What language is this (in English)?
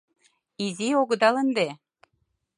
Mari